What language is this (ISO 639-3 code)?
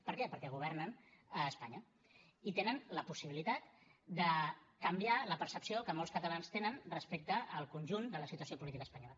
cat